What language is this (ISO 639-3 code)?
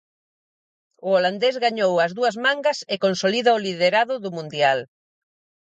glg